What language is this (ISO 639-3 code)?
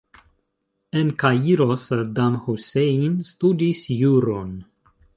epo